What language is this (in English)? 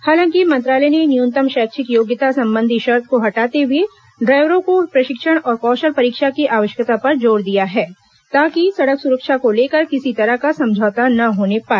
Hindi